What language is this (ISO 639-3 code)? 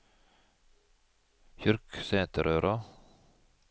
nor